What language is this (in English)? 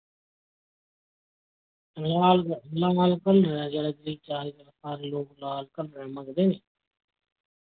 Dogri